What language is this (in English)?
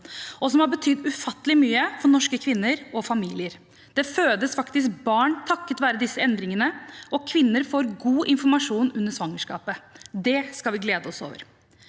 Norwegian